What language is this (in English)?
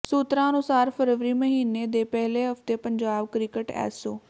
Punjabi